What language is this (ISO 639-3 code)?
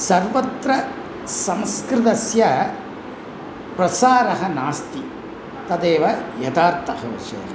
san